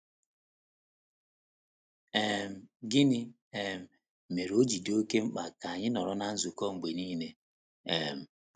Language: Igbo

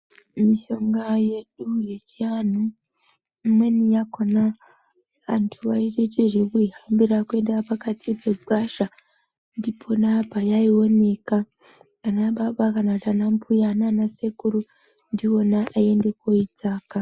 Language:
Ndau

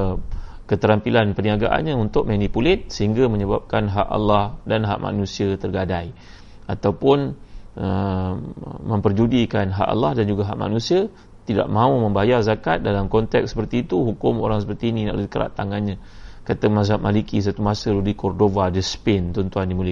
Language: Malay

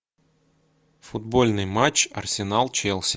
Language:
Russian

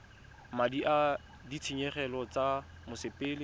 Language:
Tswana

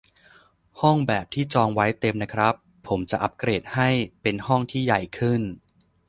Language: Thai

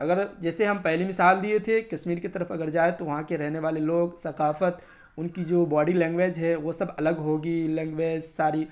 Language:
Urdu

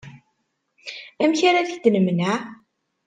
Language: Kabyle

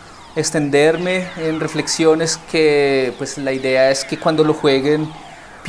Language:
Spanish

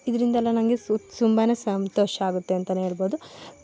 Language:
Kannada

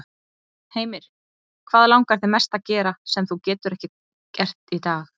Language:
Icelandic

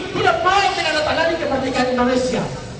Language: Indonesian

